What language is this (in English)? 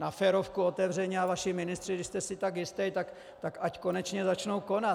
Czech